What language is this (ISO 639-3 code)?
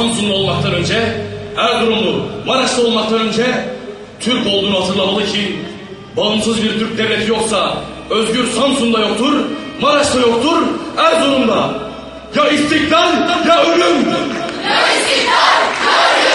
tur